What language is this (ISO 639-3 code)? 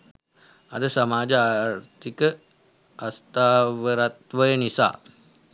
sin